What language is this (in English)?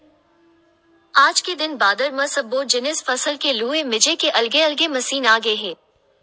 Chhattisgarhi